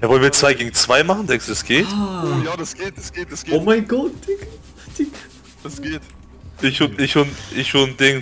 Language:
German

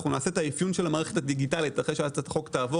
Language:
Hebrew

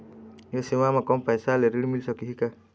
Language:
Chhattisgarhi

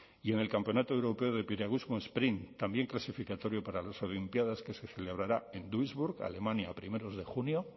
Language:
Spanish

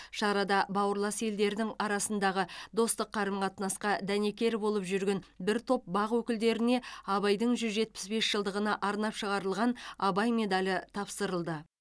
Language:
Kazakh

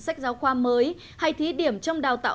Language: Vietnamese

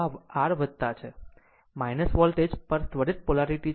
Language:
Gujarati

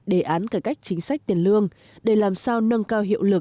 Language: Vietnamese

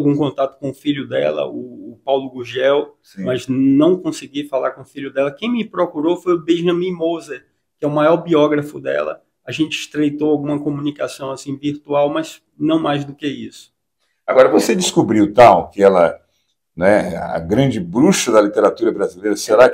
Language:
Portuguese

